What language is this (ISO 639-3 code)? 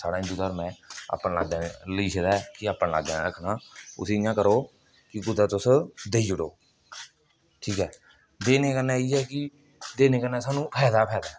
doi